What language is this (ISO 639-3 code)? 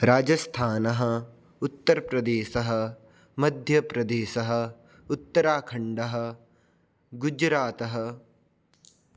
san